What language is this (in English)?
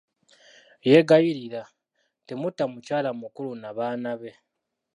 Ganda